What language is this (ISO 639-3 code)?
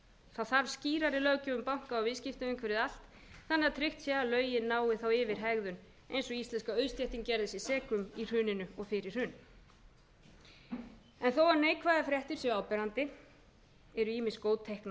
isl